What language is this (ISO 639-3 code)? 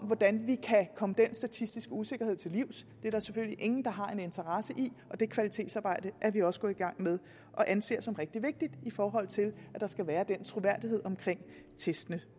dan